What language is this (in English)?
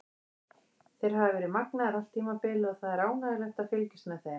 Icelandic